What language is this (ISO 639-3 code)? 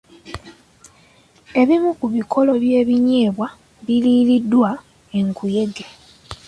lug